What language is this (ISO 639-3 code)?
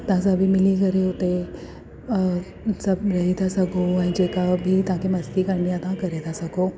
snd